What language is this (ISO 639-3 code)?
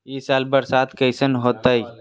mag